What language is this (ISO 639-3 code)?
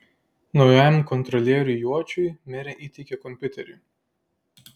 lit